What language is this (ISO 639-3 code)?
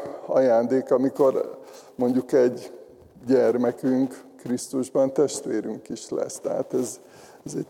hun